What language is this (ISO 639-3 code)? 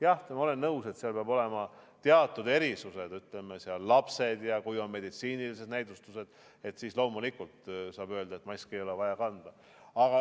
est